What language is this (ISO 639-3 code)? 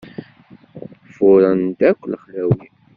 kab